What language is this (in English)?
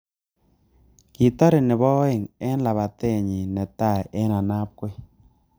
Kalenjin